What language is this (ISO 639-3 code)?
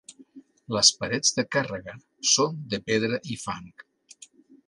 cat